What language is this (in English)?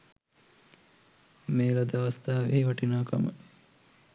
Sinhala